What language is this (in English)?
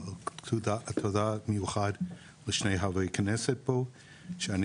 Hebrew